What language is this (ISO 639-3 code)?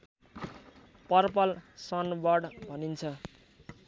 nep